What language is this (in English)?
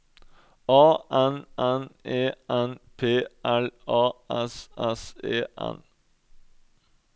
Norwegian